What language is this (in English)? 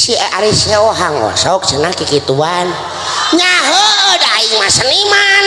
Indonesian